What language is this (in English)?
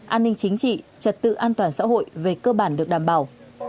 Vietnamese